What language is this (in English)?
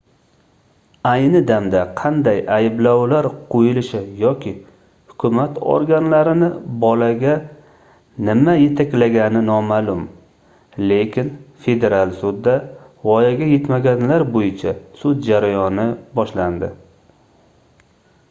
Uzbek